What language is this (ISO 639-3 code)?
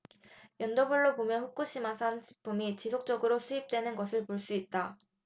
kor